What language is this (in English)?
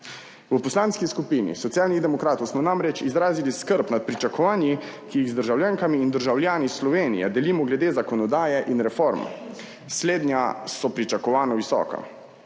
Slovenian